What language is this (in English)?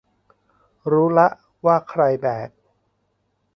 Thai